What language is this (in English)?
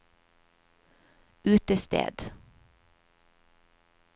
Norwegian